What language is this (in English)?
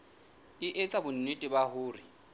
Southern Sotho